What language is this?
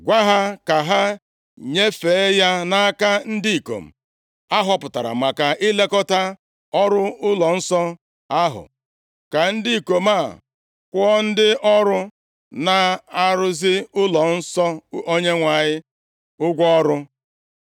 Igbo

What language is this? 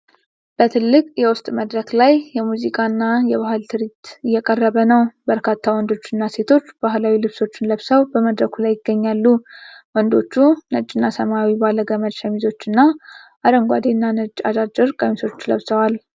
Amharic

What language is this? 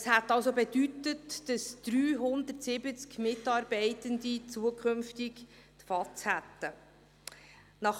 Swiss German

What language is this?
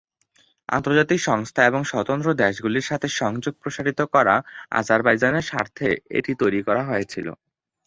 Bangla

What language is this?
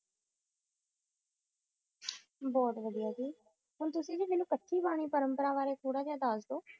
Punjabi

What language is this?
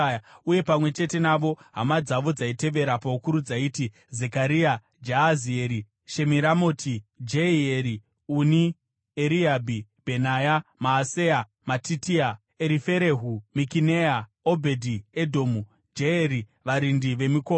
Shona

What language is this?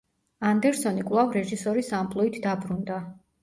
Georgian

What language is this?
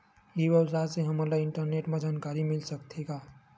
Chhattisgarhi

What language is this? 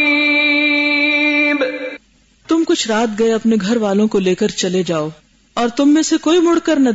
Urdu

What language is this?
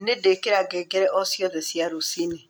Kikuyu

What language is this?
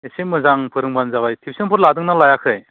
Bodo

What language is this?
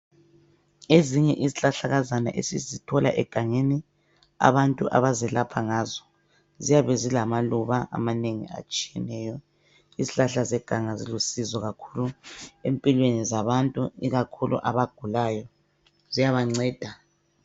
North Ndebele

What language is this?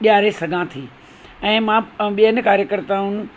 Sindhi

